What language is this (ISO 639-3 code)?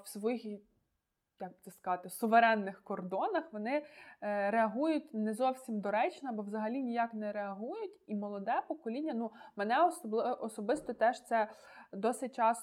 ukr